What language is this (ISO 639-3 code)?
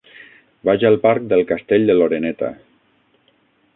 cat